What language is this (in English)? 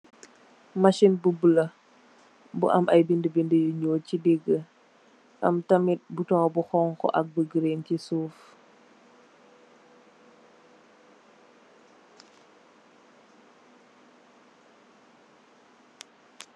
Wolof